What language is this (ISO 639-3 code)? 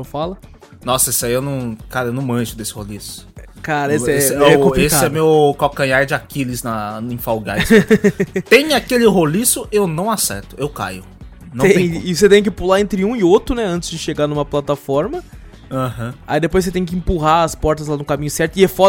por